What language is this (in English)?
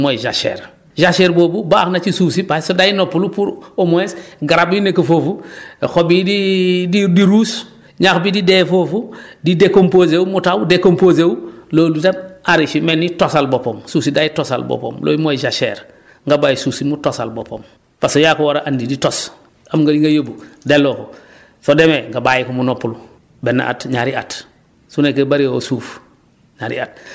Wolof